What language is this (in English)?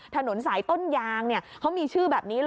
Thai